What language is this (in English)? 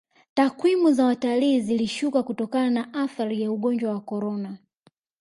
Swahili